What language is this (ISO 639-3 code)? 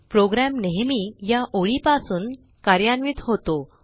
mar